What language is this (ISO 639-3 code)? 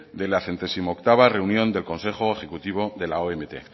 spa